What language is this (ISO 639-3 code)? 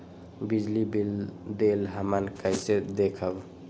mag